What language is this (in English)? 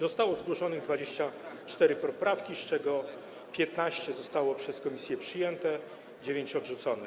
Polish